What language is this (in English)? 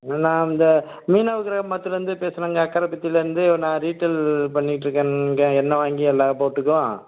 Tamil